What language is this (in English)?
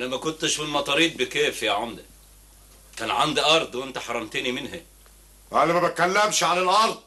Arabic